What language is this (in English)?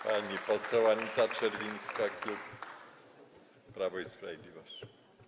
Polish